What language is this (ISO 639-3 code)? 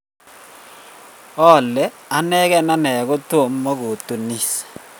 kln